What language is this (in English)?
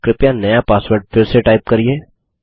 Hindi